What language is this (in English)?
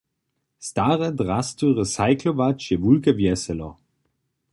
Upper Sorbian